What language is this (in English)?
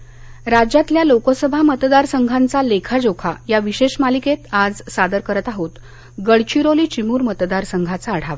Marathi